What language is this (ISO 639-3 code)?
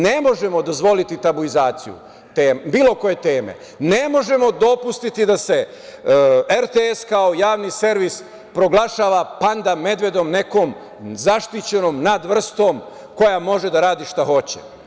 srp